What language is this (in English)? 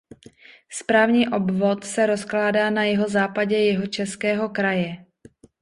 Czech